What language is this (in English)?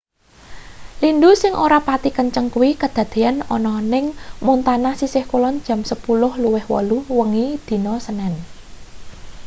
Javanese